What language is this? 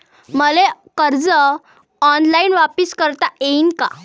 Marathi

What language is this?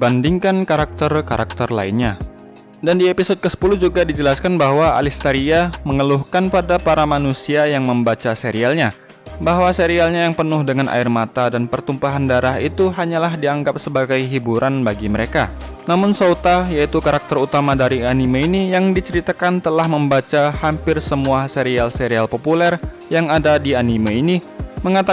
Indonesian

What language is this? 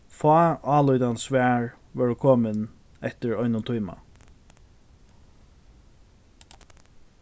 Faroese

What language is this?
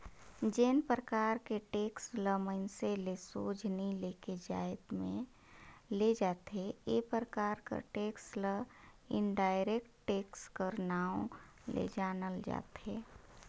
Chhattisgarhi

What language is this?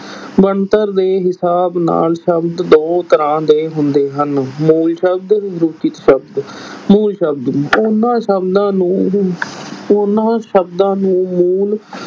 Punjabi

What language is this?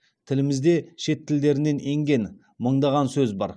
Kazakh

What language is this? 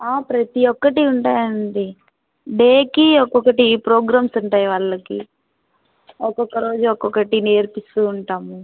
Telugu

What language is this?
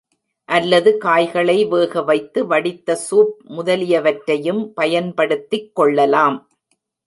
Tamil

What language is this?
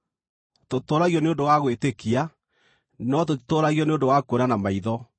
Kikuyu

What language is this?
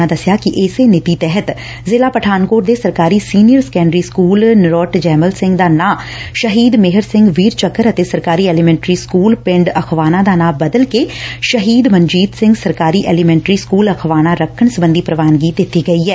Punjabi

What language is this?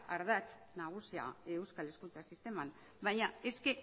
Basque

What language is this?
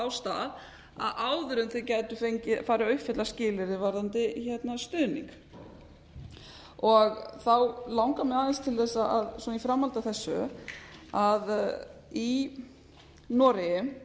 Icelandic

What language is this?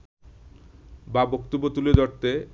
Bangla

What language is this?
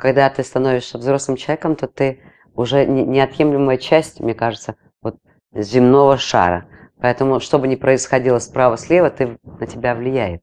Russian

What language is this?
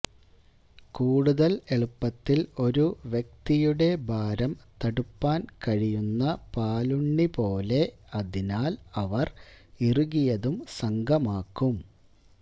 Malayalam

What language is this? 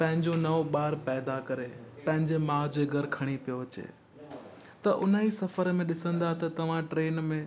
Sindhi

